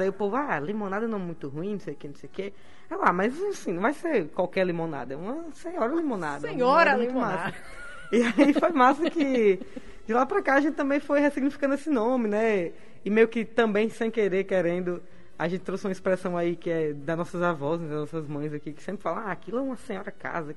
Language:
Portuguese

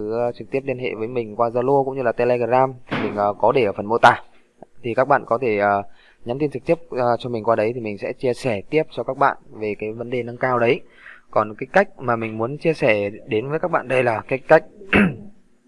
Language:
Vietnamese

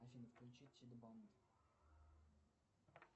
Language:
Russian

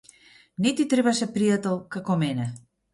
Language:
Macedonian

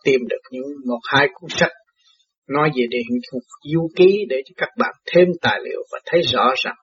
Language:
Vietnamese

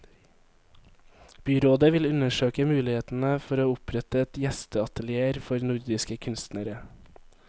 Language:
Norwegian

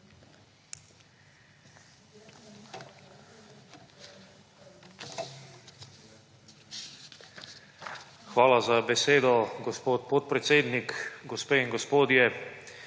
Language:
Slovenian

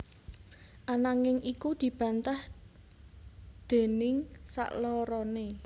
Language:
Javanese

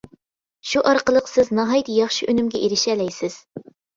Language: Uyghur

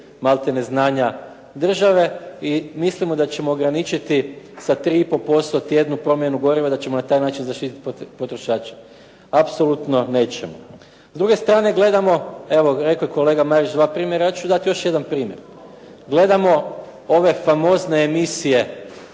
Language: Croatian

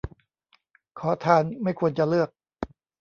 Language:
Thai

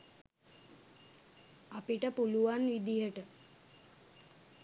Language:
Sinhala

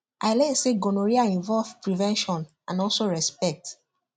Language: Nigerian Pidgin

